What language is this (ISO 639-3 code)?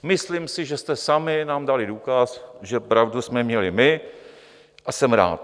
ces